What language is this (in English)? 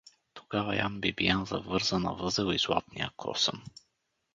Bulgarian